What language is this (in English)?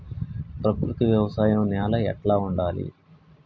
Telugu